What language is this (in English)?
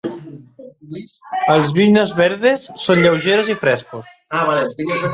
Catalan